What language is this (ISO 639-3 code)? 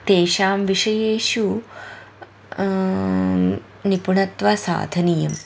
san